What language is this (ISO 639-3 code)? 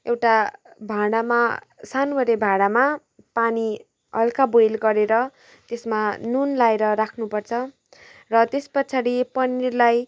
nep